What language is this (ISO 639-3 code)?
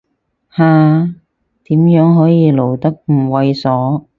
yue